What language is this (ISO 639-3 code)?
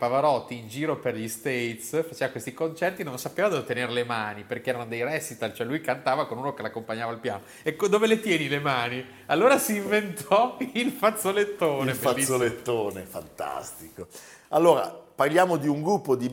ita